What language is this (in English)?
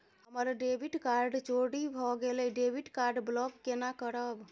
Maithili